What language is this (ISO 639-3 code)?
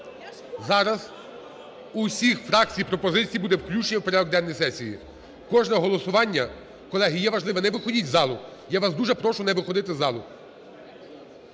ukr